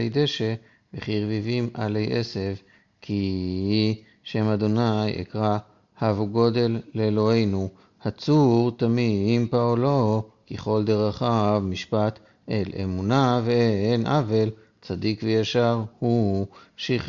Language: Hebrew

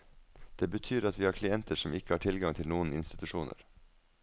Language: Norwegian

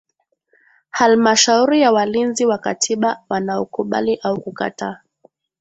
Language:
Swahili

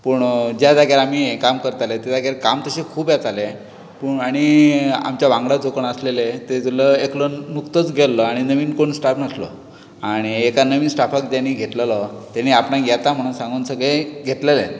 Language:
Konkani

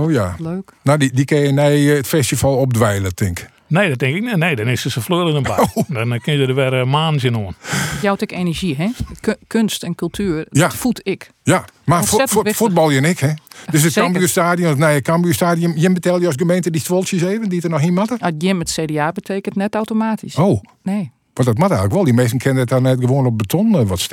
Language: Dutch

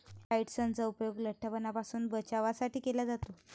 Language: Marathi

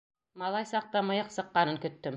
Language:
Bashkir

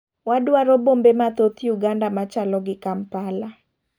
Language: Luo (Kenya and Tanzania)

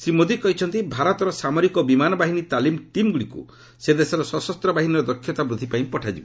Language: Odia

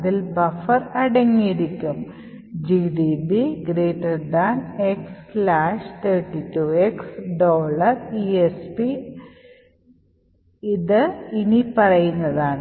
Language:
Malayalam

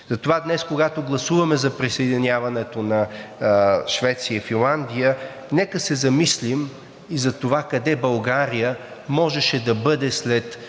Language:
Bulgarian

